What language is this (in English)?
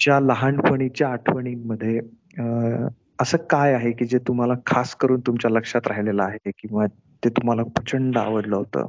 Marathi